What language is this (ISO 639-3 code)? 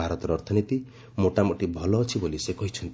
ori